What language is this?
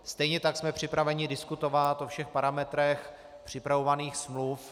Czech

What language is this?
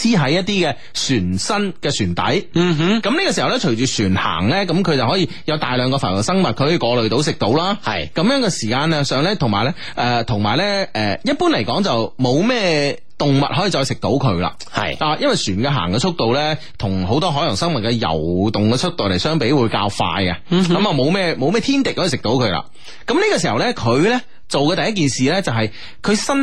Chinese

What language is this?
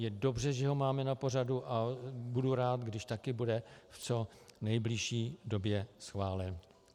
Czech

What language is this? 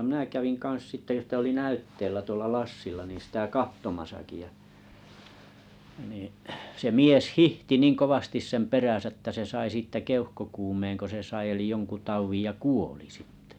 Finnish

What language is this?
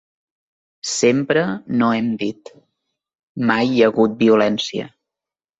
Catalan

